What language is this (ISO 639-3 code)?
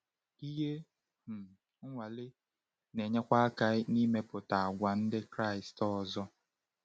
ibo